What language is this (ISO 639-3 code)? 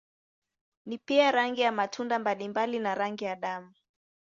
swa